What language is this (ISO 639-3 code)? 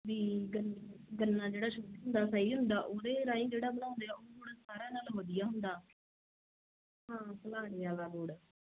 pan